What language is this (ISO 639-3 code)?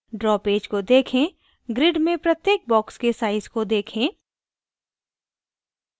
hin